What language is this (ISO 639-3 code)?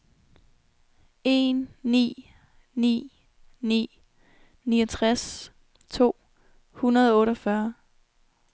dan